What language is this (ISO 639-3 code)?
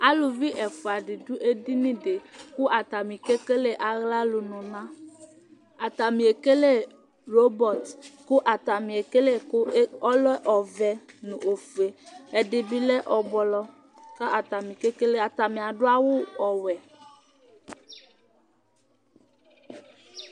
kpo